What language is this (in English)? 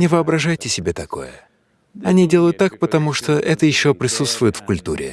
Russian